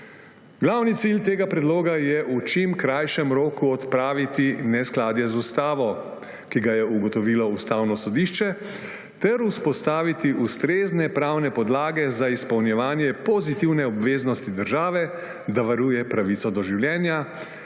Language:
Slovenian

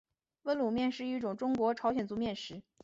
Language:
Chinese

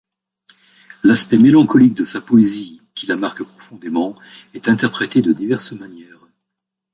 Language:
French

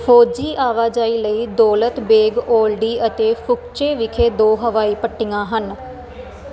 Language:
Punjabi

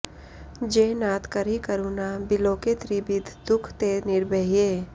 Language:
Sanskrit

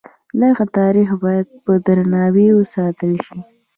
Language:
Pashto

